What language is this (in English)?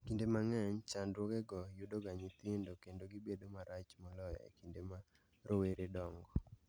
Luo (Kenya and Tanzania)